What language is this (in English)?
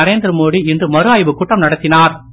Tamil